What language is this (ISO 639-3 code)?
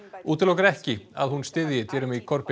isl